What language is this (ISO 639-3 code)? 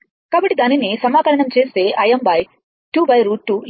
tel